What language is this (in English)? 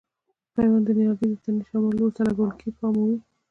Pashto